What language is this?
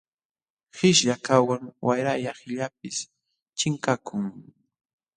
Jauja Wanca Quechua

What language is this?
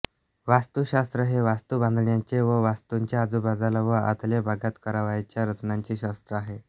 Marathi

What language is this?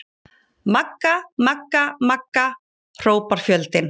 Icelandic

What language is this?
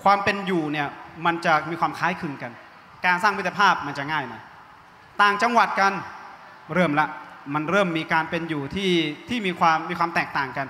Thai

